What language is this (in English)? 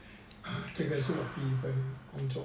English